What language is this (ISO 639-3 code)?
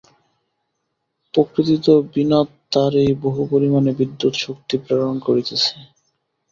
ben